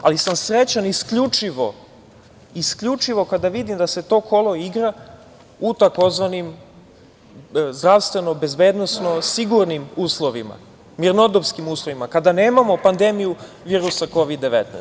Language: Serbian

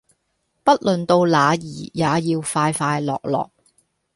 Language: Cantonese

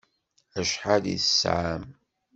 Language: Kabyle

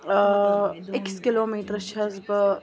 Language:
Kashmiri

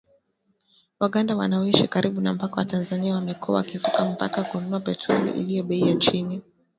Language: Swahili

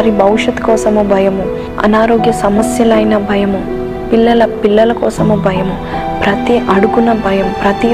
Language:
Telugu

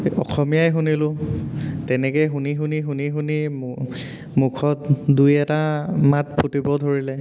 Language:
Assamese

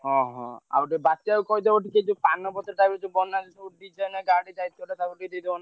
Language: Odia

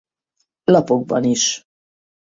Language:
Hungarian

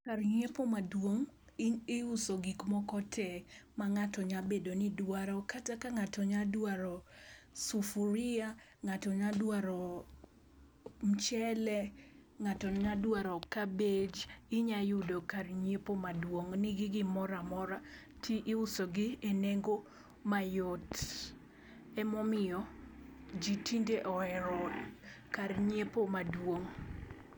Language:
Luo (Kenya and Tanzania)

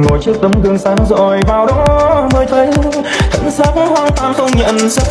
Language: Vietnamese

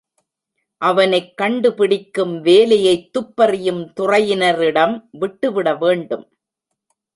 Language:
Tamil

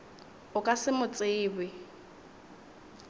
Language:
Northern Sotho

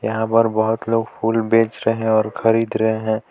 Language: Hindi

